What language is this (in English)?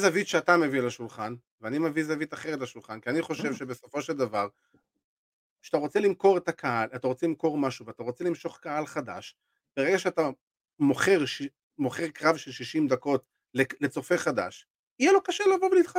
Hebrew